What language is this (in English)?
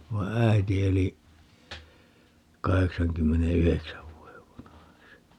Finnish